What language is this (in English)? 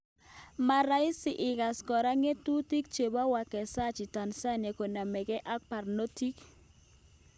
Kalenjin